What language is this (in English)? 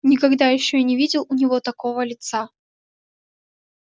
Russian